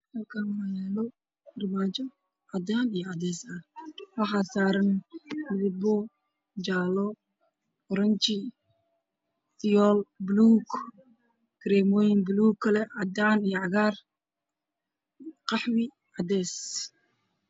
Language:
Somali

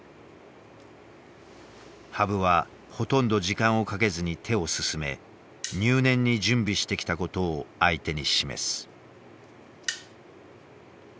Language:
Japanese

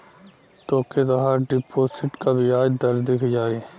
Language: Bhojpuri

